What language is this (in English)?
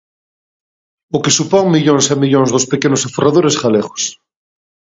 Galician